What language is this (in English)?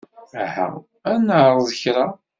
Kabyle